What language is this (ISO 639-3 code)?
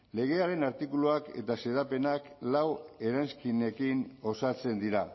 eus